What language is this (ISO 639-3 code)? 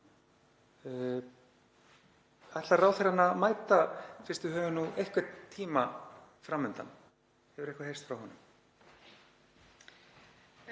isl